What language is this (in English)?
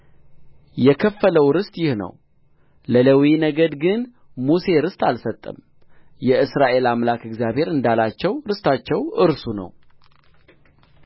Amharic